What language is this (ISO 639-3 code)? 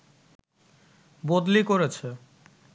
ben